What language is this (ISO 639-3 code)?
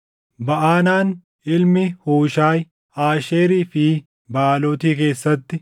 orm